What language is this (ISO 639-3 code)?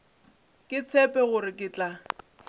nso